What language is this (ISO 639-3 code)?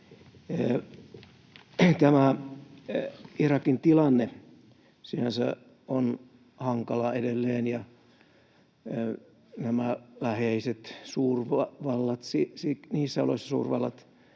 fin